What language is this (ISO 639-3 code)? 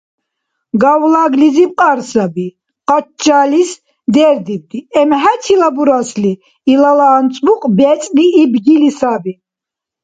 dar